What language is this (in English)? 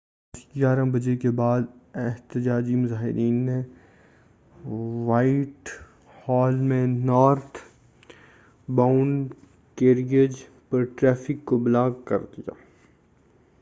Urdu